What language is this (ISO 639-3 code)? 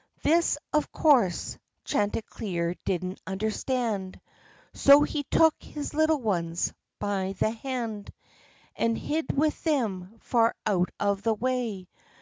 eng